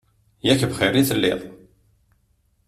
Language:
Kabyle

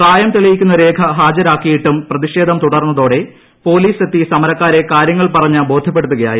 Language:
Malayalam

